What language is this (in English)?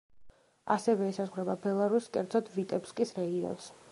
Georgian